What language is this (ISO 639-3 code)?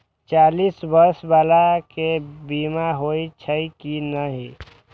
mai